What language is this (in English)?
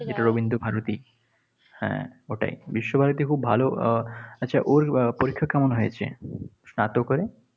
Bangla